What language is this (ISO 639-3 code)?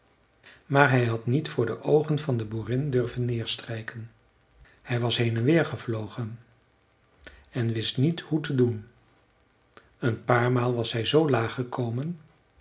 nld